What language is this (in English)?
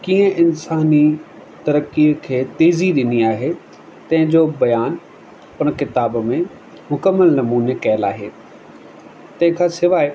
Sindhi